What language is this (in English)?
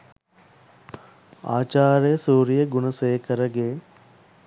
Sinhala